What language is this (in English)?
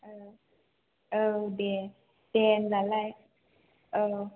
Bodo